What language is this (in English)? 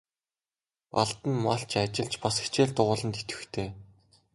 Mongolian